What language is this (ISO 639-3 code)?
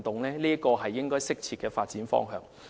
yue